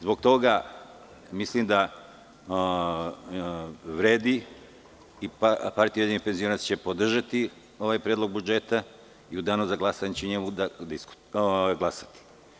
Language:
Serbian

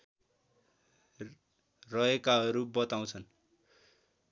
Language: Nepali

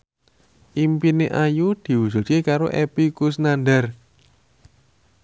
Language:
Javanese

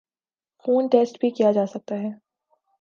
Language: Urdu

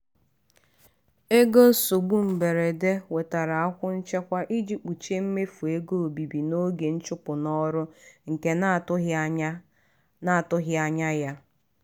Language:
Igbo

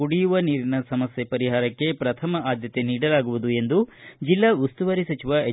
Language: Kannada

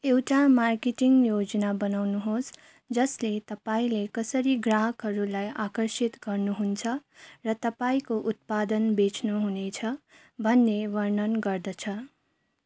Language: Nepali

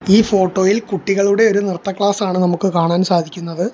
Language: Malayalam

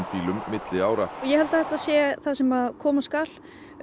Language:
Icelandic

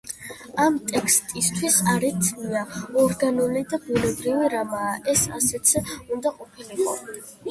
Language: Georgian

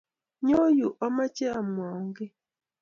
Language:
Kalenjin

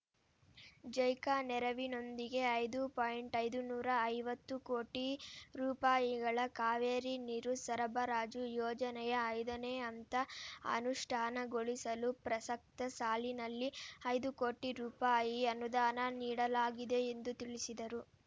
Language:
Kannada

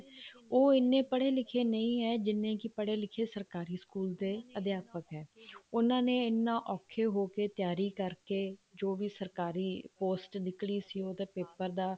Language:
Punjabi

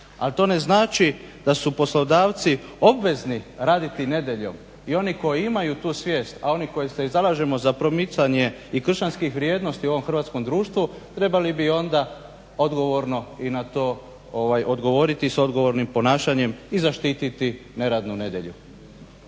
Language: Croatian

